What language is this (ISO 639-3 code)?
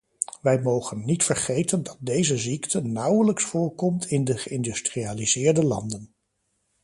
nld